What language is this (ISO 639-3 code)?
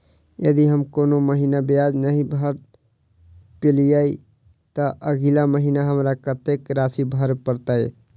mai